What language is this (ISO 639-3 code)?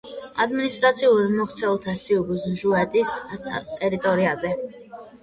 kat